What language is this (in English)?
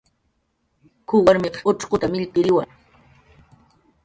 Jaqaru